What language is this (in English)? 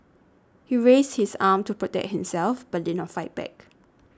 English